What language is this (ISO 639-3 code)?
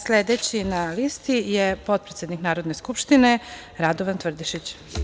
srp